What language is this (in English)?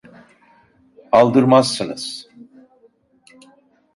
Turkish